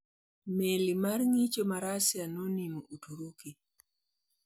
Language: Luo (Kenya and Tanzania)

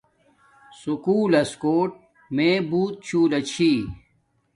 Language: Domaaki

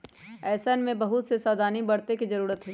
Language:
Magahi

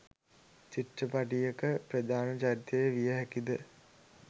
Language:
Sinhala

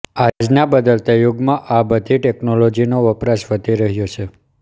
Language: Gujarati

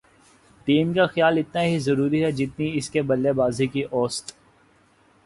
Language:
Urdu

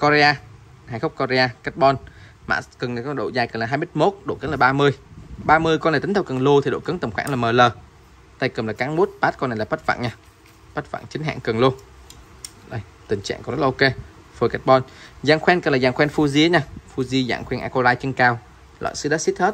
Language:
Vietnamese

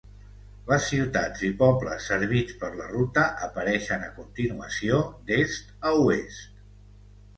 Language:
Catalan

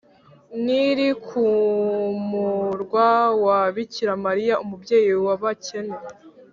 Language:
Kinyarwanda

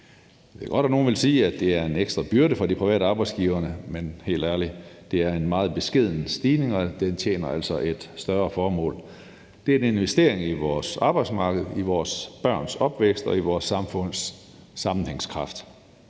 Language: Danish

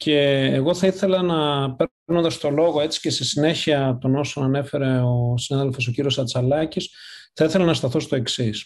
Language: Greek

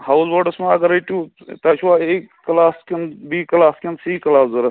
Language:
Kashmiri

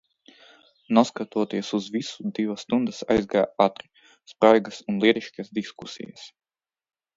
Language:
Latvian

